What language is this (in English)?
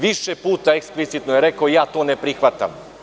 Serbian